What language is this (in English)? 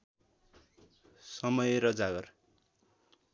Nepali